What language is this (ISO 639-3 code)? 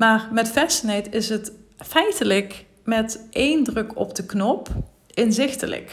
nld